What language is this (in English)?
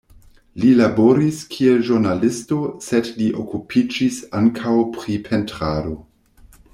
Esperanto